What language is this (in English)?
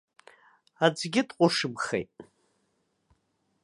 Abkhazian